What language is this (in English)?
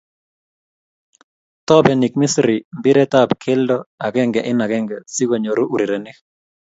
Kalenjin